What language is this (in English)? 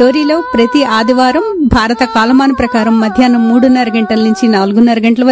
Telugu